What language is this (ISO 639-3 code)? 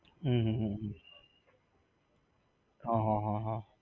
guj